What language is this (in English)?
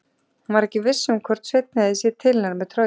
Icelandic